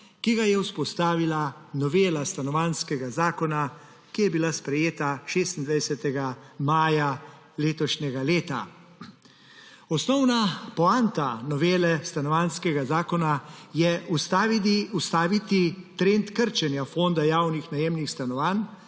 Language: Slovenian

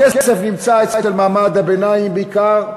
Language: Hebrew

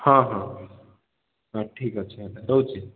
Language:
Odia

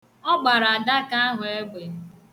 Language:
Igbo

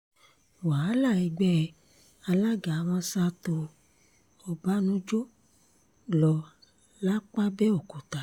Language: Yoruba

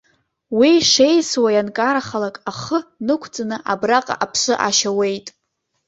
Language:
Abkhazian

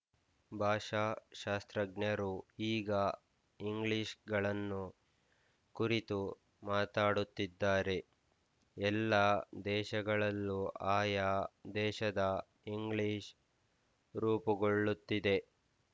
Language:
Kannada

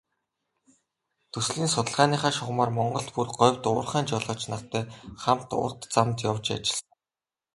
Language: Mongolian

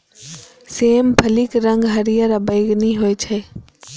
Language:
Maithili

